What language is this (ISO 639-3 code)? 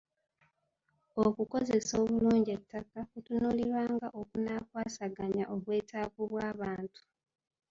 lug